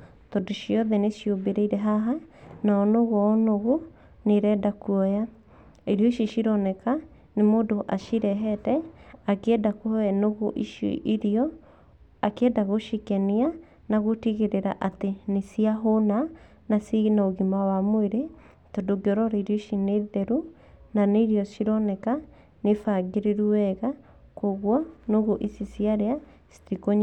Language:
Kikuyu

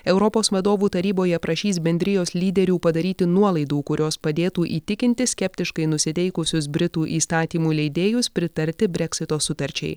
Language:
Lithuanian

